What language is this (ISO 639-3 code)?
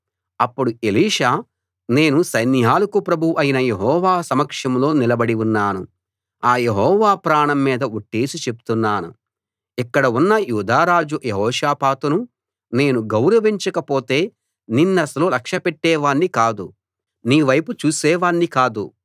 tel